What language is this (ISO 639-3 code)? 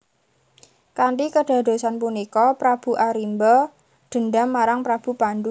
jav